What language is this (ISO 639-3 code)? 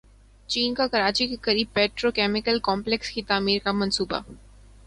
urd